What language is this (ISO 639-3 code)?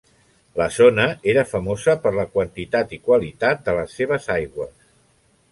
cat